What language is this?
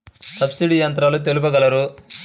Telugu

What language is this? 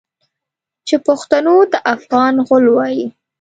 Pashto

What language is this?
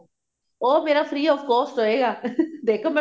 Punjabi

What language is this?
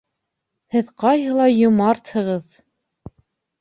Bashkir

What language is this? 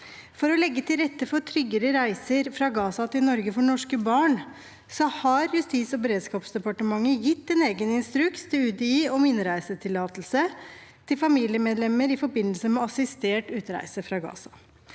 Norwegian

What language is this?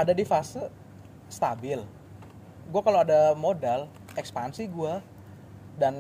Indonesian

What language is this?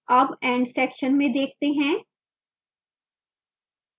Hindi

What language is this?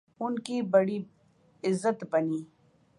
Urdu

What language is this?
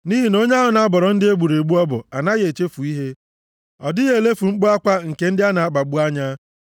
Igbo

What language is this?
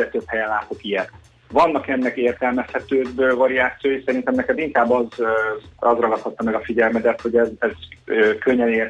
Hungarian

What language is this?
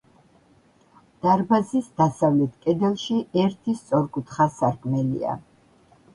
Georgian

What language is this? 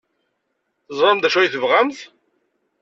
Kabyle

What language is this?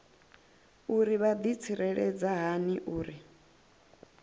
Venda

